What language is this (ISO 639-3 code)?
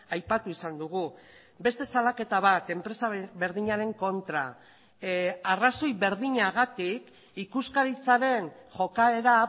eus